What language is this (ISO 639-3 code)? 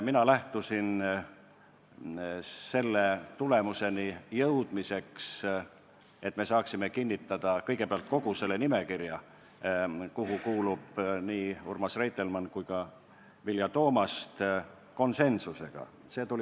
est